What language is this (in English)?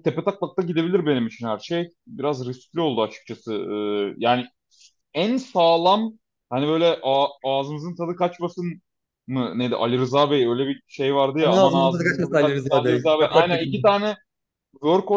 Turkish